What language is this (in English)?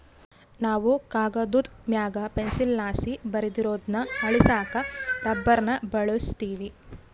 Kannada